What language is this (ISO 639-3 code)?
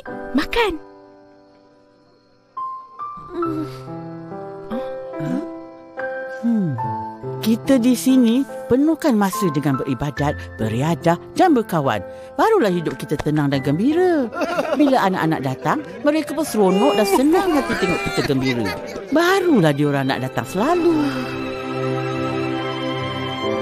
msa